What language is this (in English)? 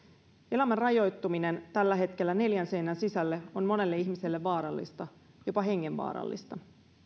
Finnish